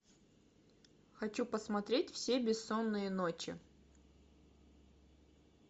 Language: Russian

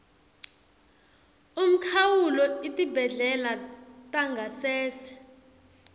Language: Swati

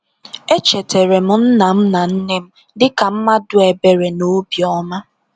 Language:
Igbo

